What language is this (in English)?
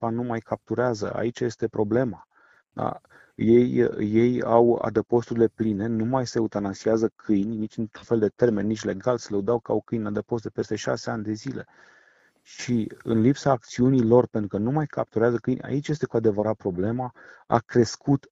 Romanian